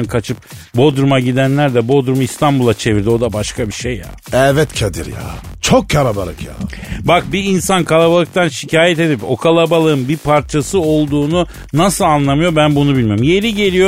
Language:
Turkish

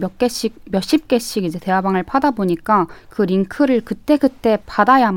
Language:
Korean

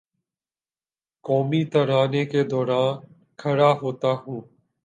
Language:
Urdu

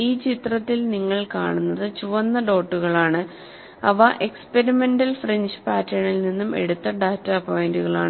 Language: Malayalam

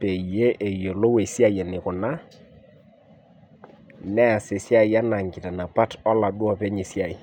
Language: Masai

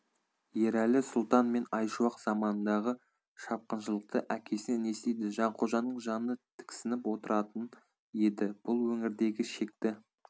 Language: Kazakh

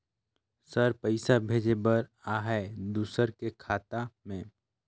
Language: Chhattisgarhi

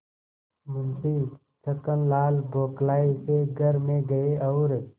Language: Hindi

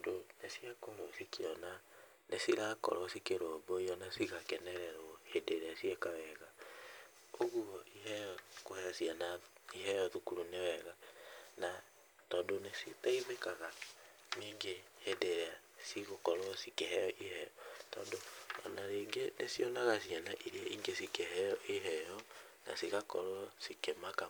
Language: Kikuyu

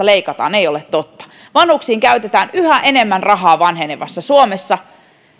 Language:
Finnish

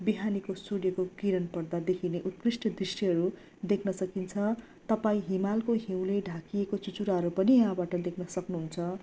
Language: Nepali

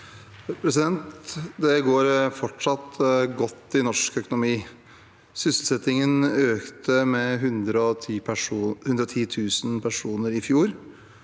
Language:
Norwegian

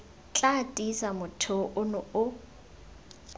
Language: Tswana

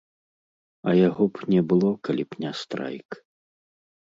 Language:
Belarusian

